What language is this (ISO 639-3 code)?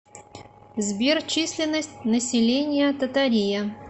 rus